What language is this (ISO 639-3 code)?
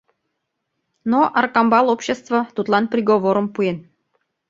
chm